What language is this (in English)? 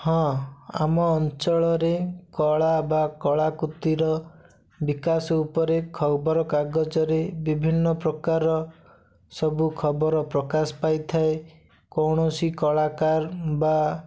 Odia